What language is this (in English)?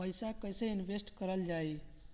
Bhojpuri